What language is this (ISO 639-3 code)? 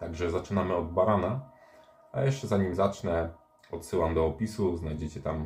pol